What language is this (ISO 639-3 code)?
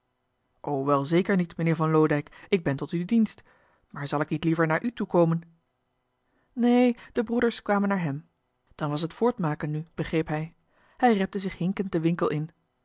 nld